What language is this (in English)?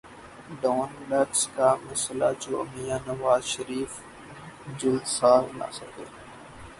Urdu